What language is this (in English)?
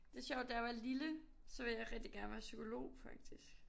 Danish